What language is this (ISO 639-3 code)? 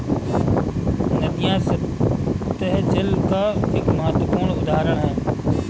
hin